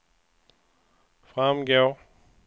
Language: Swedish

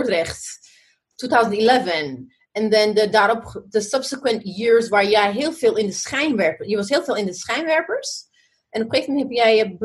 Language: Dutch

